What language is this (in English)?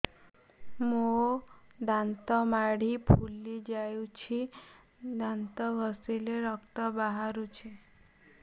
Odia